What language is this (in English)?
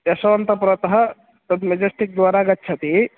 Sanskrit